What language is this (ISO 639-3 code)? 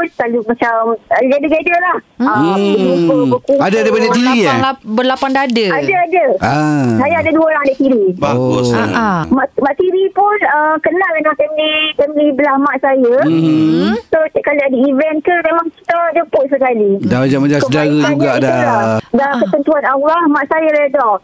msa